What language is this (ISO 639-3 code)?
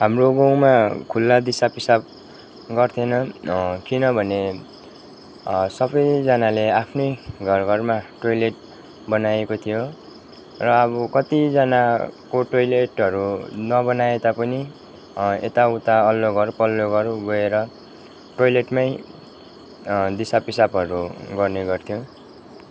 nep